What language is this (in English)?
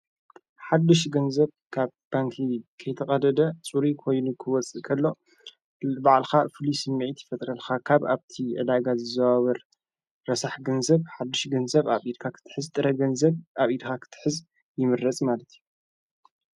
Tigrinya